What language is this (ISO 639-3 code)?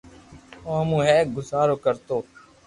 lrk